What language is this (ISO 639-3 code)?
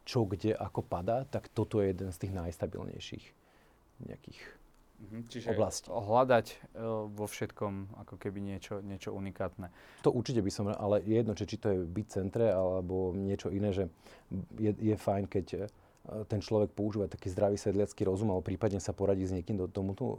slk